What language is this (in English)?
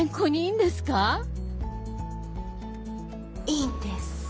Japanese